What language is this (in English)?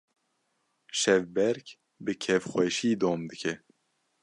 Kurdish